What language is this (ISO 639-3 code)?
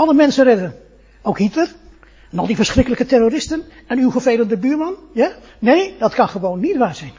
nld